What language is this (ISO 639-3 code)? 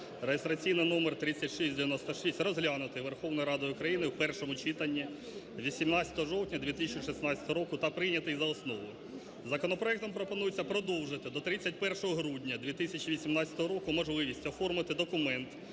ukr